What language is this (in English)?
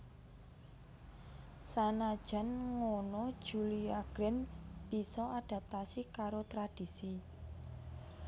Javanese